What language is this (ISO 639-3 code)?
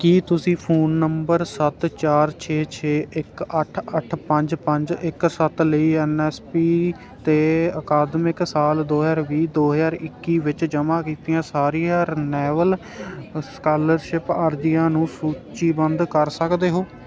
pan